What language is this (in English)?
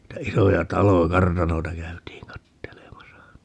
Finnish